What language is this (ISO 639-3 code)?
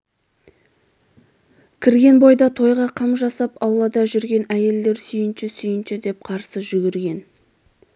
kaz